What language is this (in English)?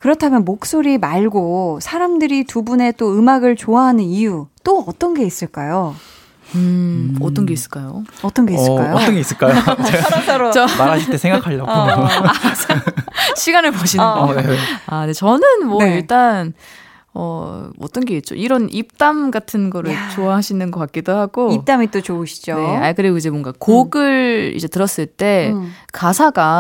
Korean